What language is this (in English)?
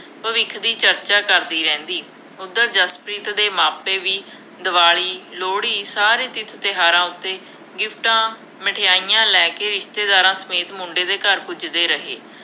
Punjabi